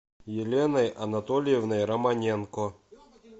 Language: Russian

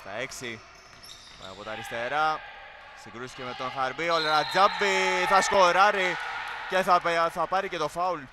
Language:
Greek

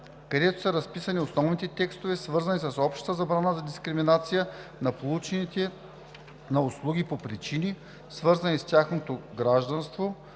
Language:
Bulgarian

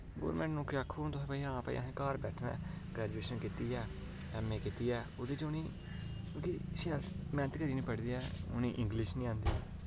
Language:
Dogri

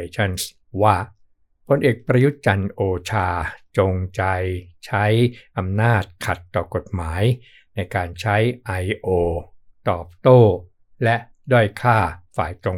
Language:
Thai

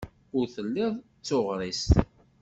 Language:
Kabyle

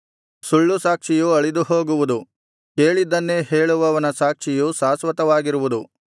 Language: Kannada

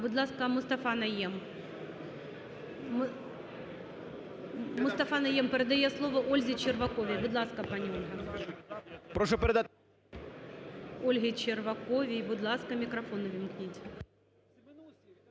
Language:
Ukrainian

